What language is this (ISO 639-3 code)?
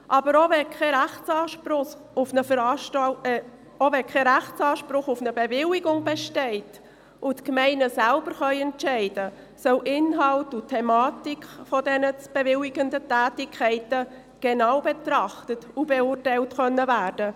gsw